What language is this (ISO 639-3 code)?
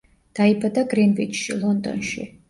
kat